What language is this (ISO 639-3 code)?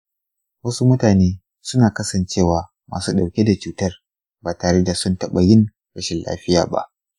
hau